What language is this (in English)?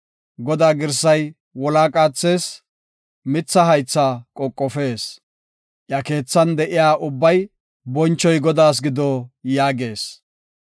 Gofa